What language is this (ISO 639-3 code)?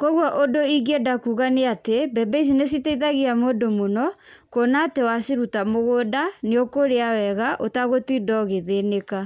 kik